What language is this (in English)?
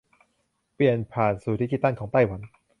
Thai